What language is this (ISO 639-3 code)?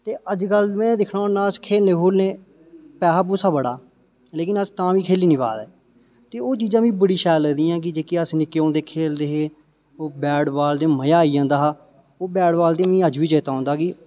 doi